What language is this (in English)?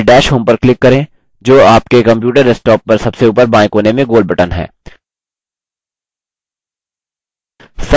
Hindi